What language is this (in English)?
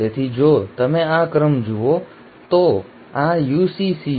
Gujarati